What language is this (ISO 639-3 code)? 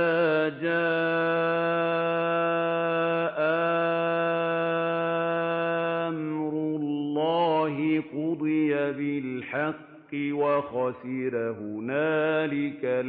ara